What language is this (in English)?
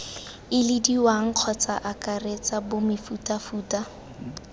Tswana